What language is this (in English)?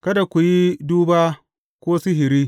Hausa